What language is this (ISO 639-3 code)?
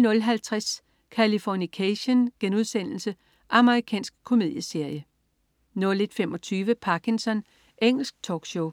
dan